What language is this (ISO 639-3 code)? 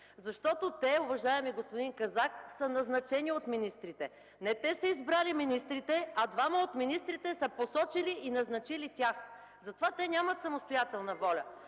bul